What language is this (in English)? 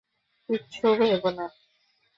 Bangla